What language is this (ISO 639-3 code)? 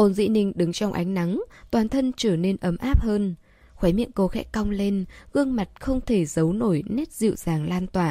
vie